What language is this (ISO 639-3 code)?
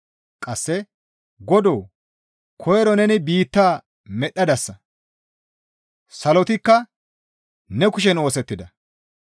gmv